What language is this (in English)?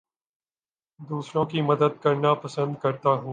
Urdu